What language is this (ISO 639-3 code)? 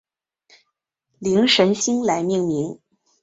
zho